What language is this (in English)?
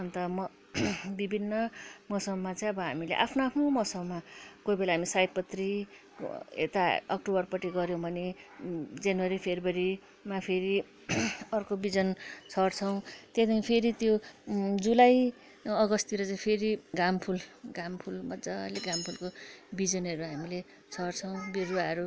Nepali